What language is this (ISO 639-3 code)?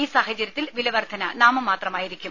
mal